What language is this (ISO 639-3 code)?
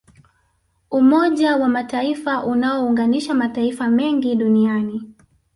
swa